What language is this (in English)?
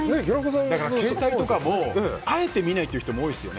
Japanese